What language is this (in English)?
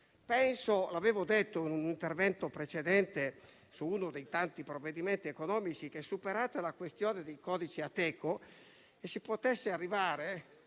Italian